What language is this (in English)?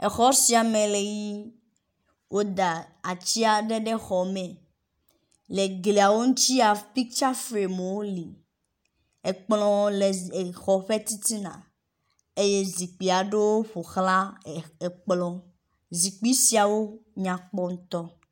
Ewe